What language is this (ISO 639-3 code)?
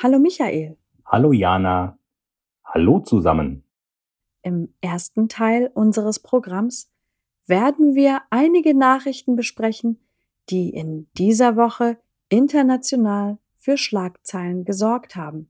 deu